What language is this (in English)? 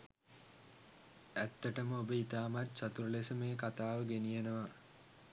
Sinhala